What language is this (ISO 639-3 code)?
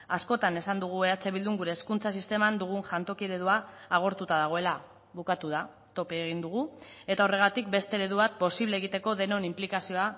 eus